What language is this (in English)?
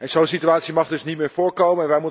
Dutch